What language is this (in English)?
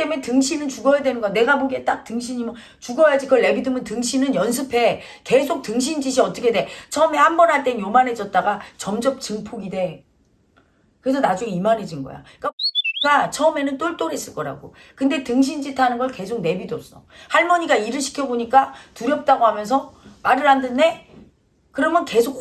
Korean